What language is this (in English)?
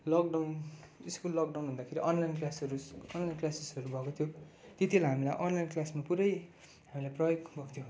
Nepali